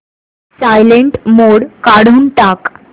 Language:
Marathi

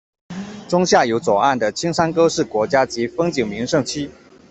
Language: Chinese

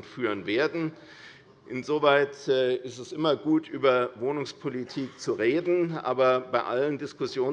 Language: German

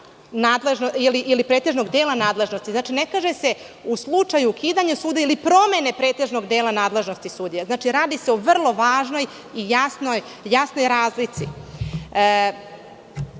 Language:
Serbian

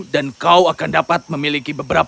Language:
Indonesian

